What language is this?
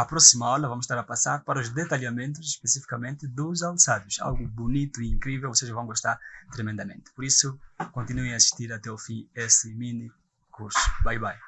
Portuguese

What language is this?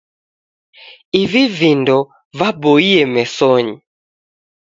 Taita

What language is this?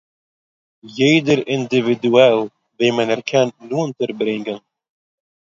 Yiddish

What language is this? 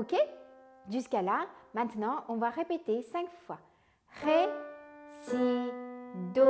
French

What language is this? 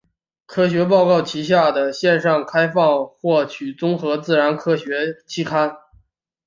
Chinese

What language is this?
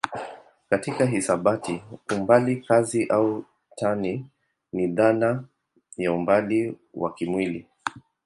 Swahili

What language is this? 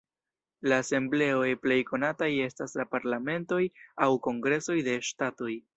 Esperanto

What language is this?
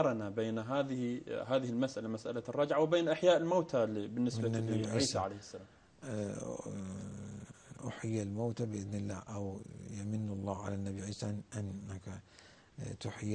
Arabic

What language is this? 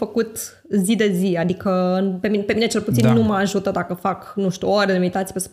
Romanian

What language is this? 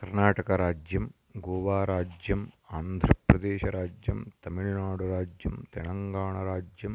Sanskrit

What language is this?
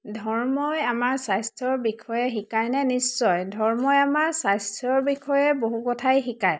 Assamese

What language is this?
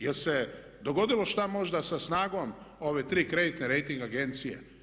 Croatian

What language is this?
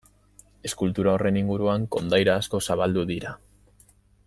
Basque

